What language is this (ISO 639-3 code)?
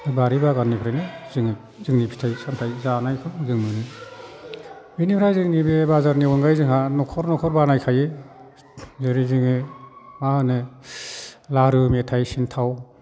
brx